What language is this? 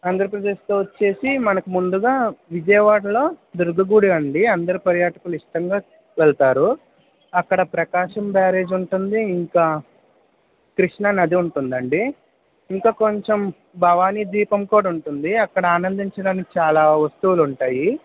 Telugu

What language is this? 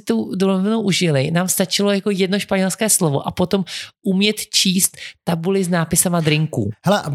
Czech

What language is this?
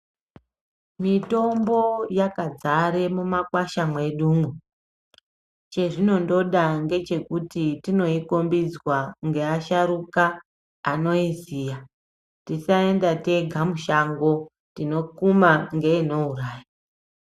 Ndau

